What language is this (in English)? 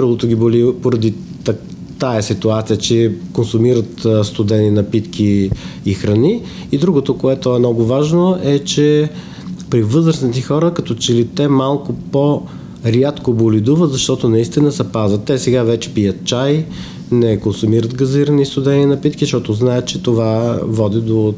Bulgarian